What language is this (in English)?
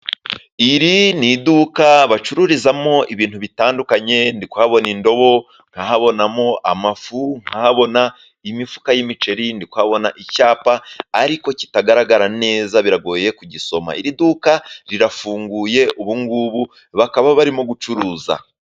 Kinyarwanda